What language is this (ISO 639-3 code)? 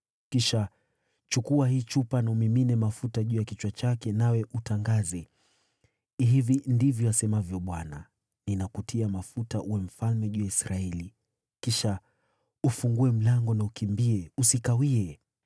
swa